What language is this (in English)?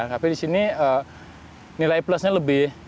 Indonesian